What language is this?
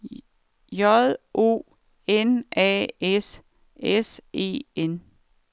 Danish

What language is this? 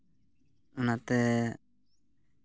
Santali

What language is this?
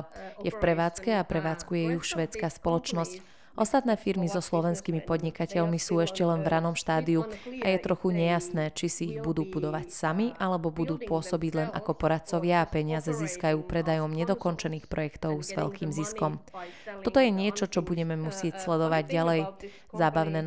Slovak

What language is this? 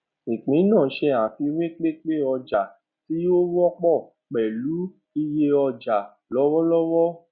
Yoruba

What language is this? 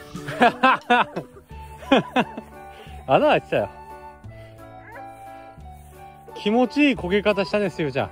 Japanese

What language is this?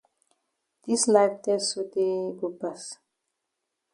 Cameroon Pidgin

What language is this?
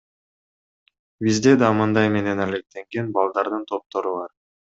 Kyrgyz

